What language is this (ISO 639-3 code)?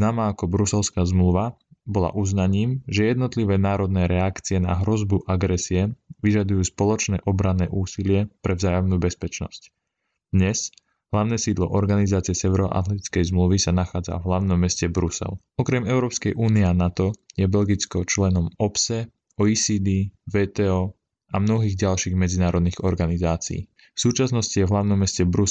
slk